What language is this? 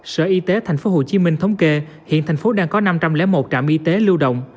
Vietnamese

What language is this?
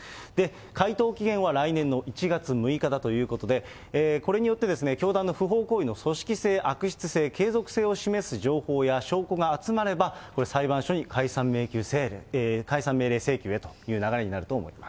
Japanese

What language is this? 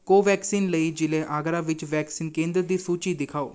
Punjabi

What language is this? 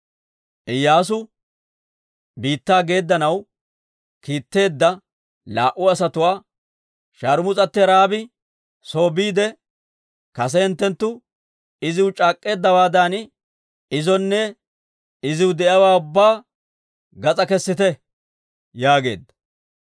Dawro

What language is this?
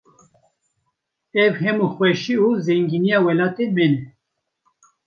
Kurdish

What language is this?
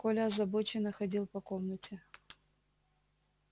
Russian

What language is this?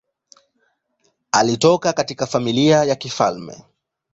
Swahili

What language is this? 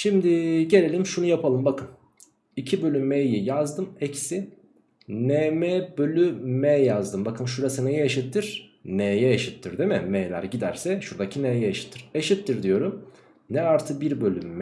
Turkish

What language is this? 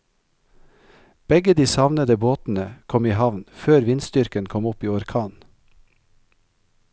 Norwegian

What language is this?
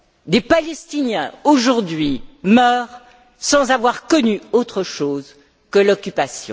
French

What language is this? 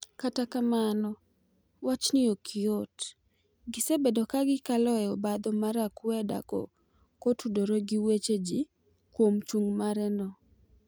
Luo (Kenya and Tanzania)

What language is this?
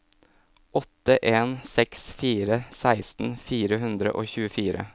Norwegian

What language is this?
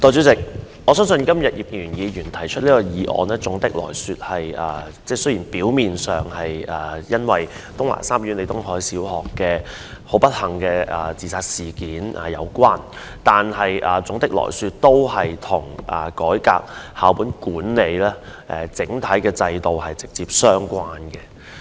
Cantonese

